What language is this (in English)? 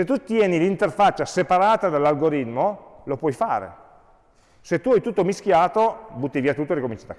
Italian